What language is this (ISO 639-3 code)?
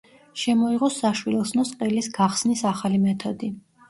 kat